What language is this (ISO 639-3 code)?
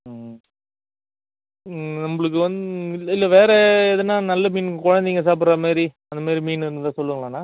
tam